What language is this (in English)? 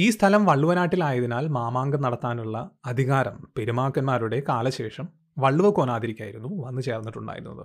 Malayalam